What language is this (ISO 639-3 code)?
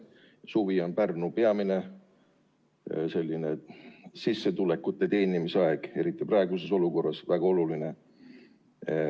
est